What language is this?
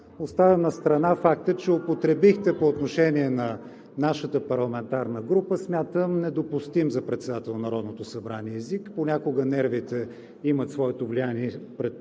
Bulgarian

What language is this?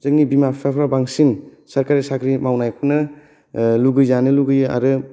Bodo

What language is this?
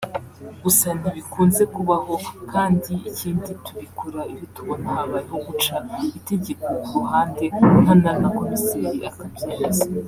Kinyarwanda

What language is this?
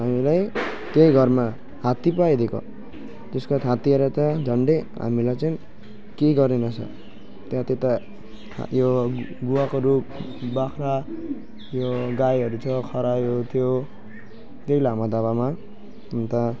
Nepali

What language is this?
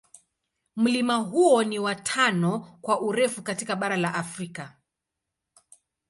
Swahili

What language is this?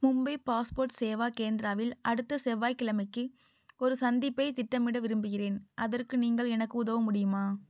Tamil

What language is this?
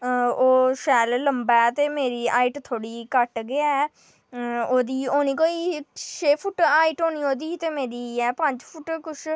Dogri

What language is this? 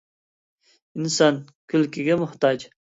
Uyghur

